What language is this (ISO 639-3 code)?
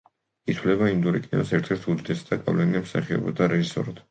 kat